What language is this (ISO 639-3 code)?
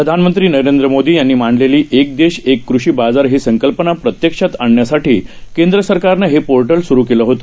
mar